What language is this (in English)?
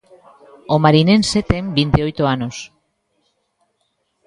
Galician